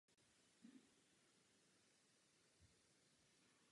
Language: Czech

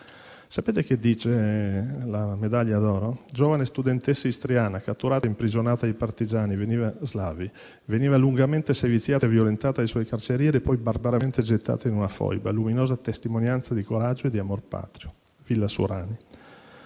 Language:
Italian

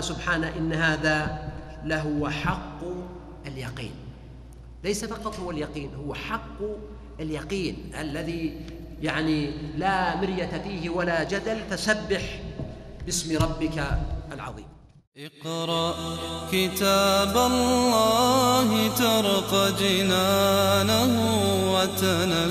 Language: Arabic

